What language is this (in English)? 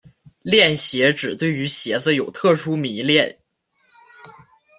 Chinese